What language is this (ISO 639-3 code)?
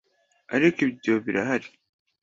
kin